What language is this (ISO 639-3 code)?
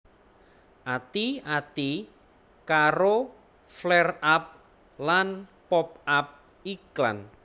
jav